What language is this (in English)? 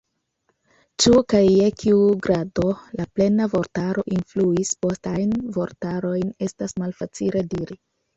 Esperanto